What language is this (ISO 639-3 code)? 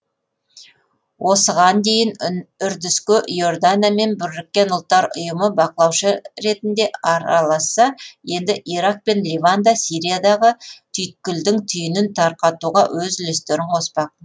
kaz